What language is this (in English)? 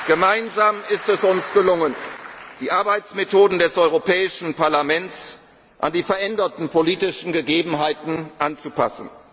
German